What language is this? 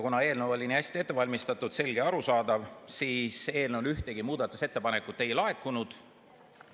Estonian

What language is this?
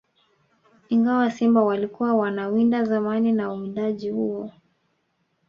Swahili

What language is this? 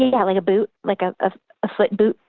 English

